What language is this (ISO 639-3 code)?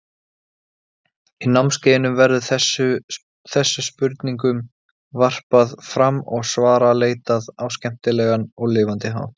isl